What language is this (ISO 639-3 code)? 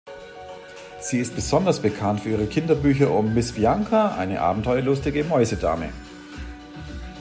deu